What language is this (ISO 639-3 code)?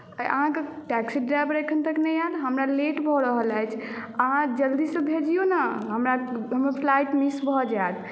mai